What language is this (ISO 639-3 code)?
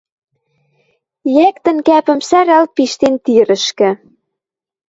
mrj